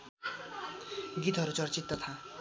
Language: Nepali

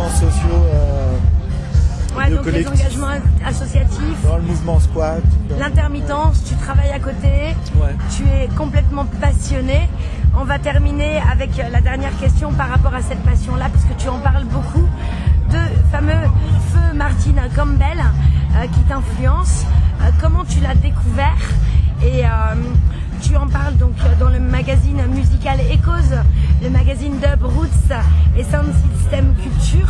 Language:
French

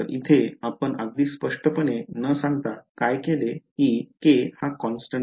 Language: Marathi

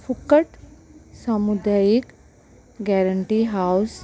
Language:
Konkani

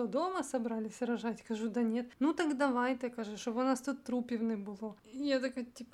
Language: Ukrainian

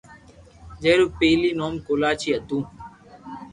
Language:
Loarki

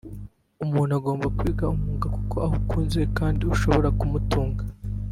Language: Kinyarwanda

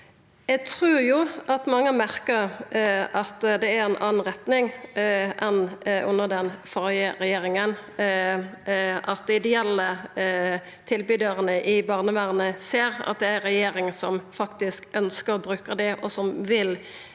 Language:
Norwegian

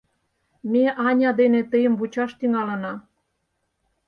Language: Mari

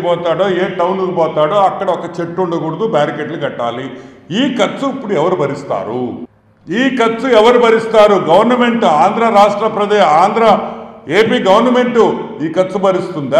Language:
Telugu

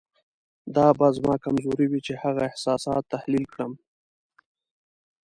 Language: Pashto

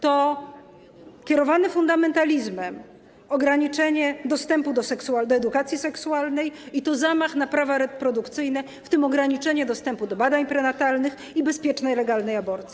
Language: Polish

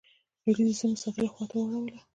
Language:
Pashto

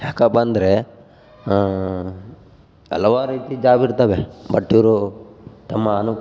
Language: Kannada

